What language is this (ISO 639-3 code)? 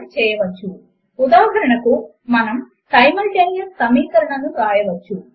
tel